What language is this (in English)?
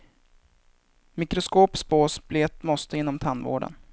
Swedish